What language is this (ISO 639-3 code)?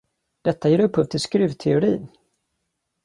swe